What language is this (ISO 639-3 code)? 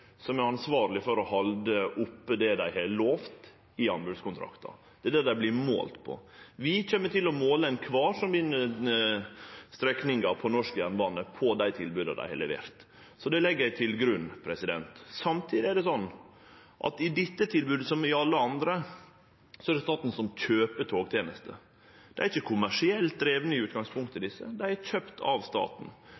nno